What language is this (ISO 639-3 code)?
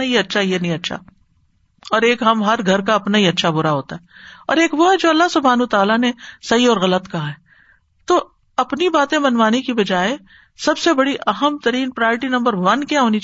urd